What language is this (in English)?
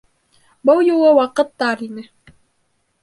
Bashkir